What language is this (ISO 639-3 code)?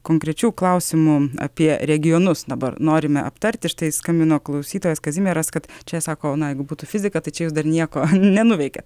lit